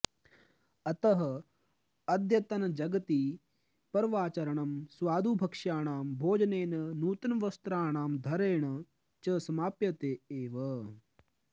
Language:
Sanskrit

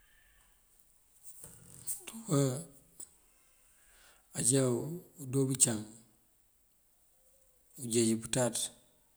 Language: Mandjak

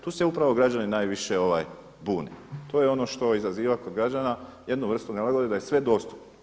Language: Croatian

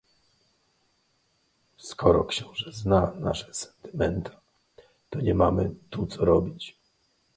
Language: Polish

